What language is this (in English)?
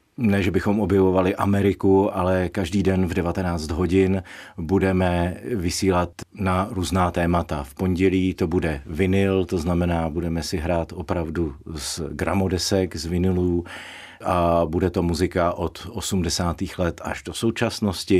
Czech